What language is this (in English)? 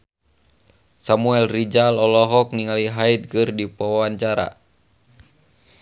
Sundanese